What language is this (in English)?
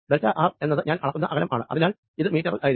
Malayalam